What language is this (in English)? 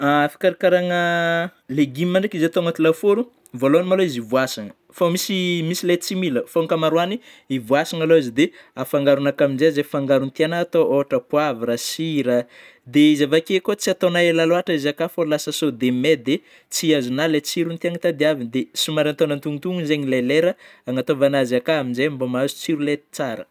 Northern Betsimisaraka Malagasy